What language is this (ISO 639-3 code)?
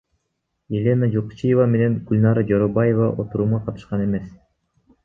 kir